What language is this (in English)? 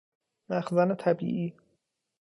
Persian